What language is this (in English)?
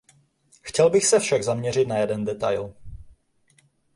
Czech